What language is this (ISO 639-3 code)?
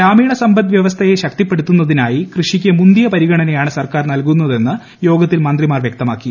mal